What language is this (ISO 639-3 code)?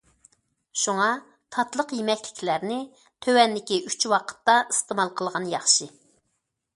uig